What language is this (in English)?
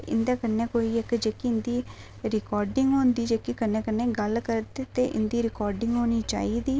Dogri